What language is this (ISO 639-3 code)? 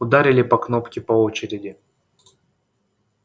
rus